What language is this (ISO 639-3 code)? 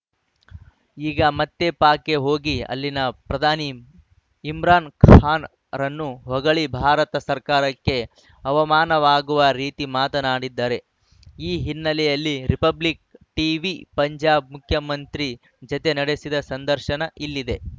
kan